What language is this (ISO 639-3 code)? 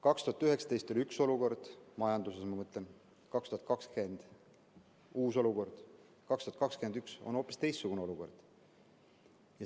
est